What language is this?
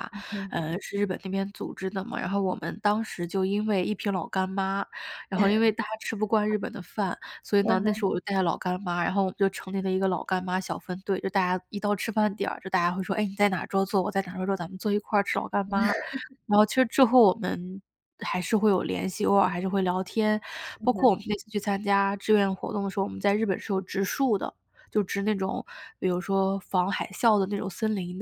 Chinese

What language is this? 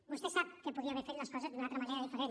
Catalan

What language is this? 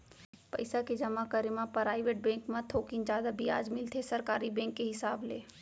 Chhattisgarhi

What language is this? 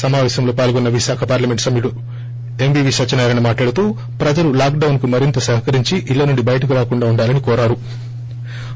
Telugu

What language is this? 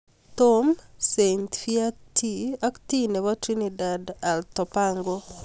Kalenjin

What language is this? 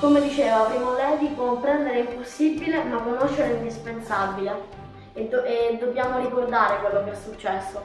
Italian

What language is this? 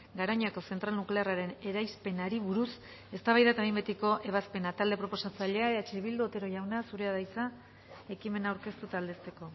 Basque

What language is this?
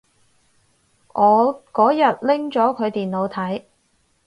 Cantonese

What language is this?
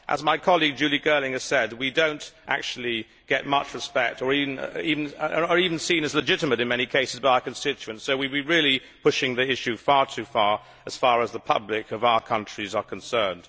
English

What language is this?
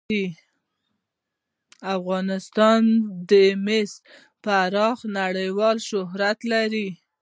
Pashto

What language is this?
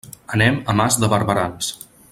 Catalan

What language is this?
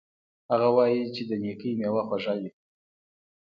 Pashto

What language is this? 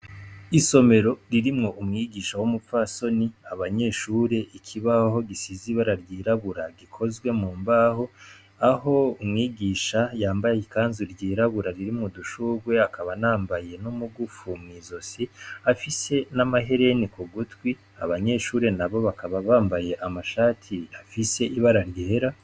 Rundi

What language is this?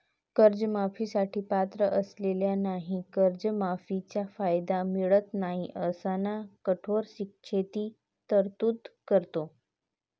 Marathi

